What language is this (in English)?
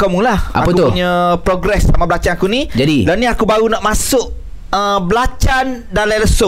Malay